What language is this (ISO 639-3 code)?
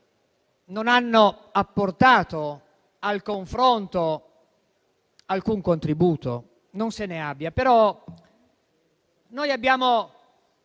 ita